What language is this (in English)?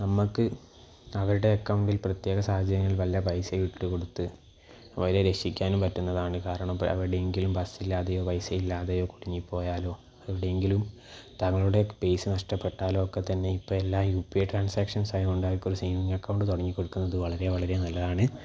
Malayalam